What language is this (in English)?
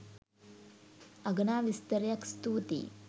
Sinhala